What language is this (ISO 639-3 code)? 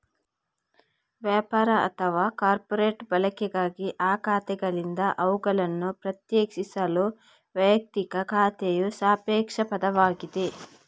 kan